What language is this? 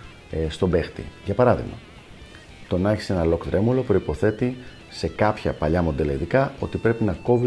Greek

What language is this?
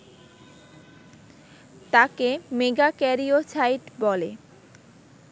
Bangla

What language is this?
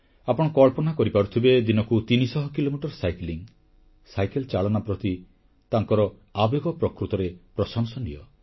Odia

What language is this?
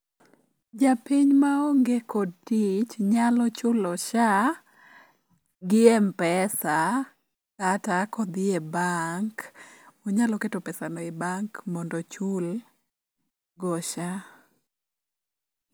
Luo (Kenya and Tanzania)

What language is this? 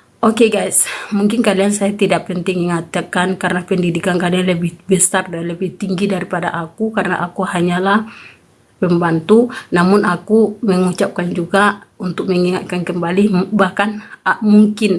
Indonesian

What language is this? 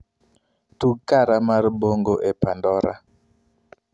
Luo (Kenya and Tanzania)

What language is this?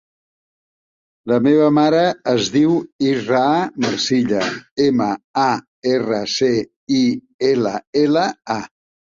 Catalan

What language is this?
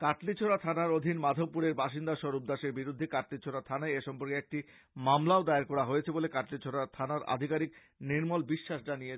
Bangla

